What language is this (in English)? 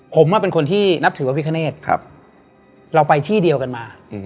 Thai